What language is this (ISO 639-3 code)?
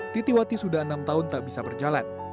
ind